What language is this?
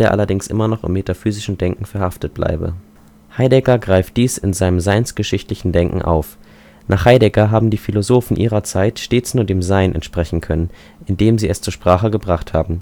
German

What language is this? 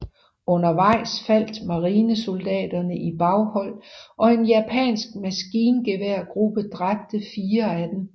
Danish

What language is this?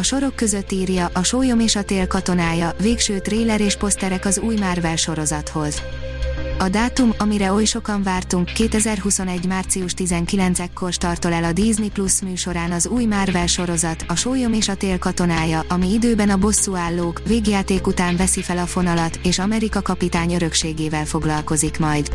Hungarian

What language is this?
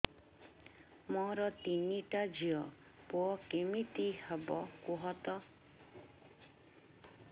Odia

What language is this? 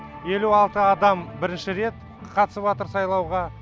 Kazakh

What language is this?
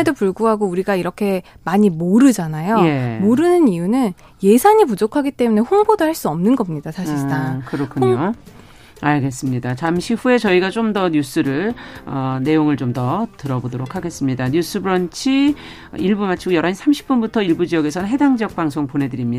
Korean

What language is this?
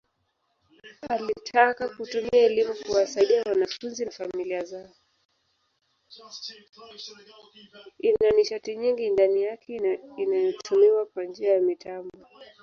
Swahili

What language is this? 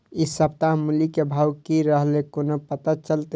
Maithili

